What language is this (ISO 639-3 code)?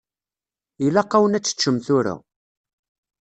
kab